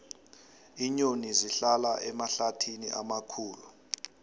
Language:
South Ndebele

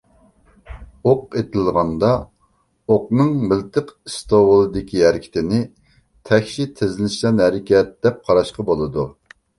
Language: Uyghur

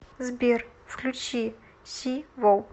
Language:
Russian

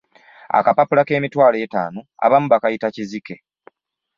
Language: Ganda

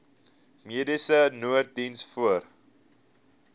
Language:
Afrikaans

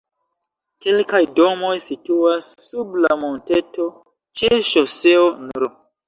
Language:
Esperanto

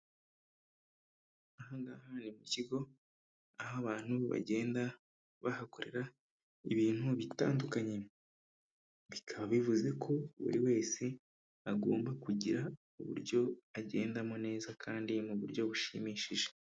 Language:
Kinyarwanda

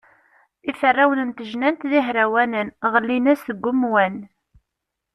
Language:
Kabyle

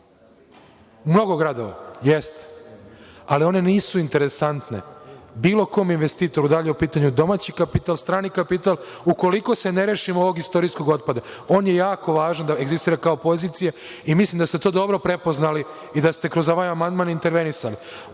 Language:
Serbian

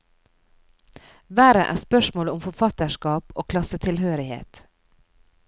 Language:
Norwegian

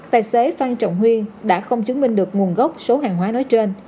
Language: Vietnamese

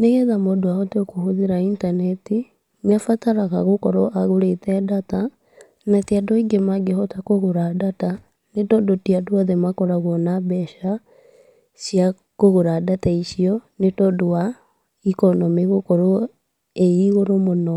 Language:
Kikuyu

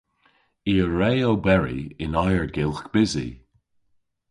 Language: Cornish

